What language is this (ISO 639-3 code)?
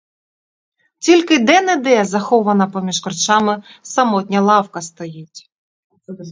ukr